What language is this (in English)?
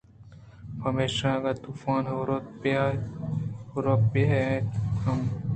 Eastern Balochi